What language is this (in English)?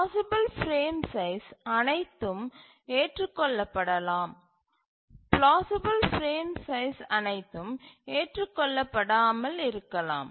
Tamil